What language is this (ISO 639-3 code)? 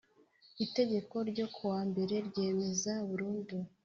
kin